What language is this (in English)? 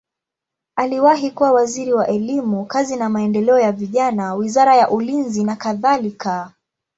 Swahili